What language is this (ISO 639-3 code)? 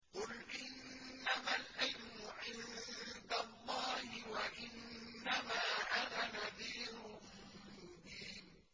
ara